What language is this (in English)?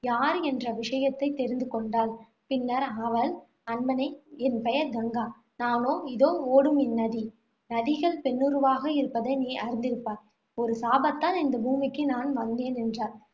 Tamil